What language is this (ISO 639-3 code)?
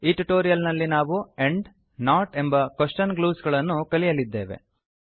kan